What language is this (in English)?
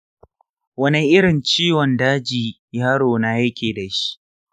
Hausa